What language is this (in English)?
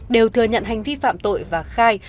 Vietnamese